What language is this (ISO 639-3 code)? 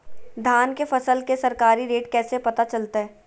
mag